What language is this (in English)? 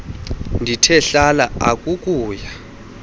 Xhosa